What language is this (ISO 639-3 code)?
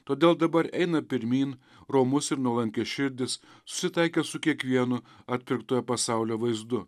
lit